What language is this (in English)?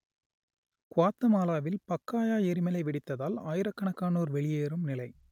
Tamil